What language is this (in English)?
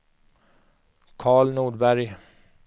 Swedish